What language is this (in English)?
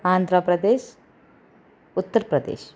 Malayalam